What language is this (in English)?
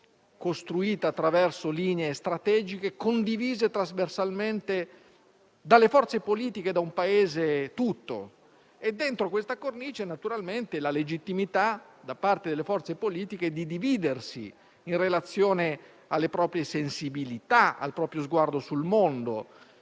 Italian